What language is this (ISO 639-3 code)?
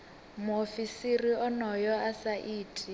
ven